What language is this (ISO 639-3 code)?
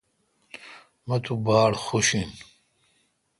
xka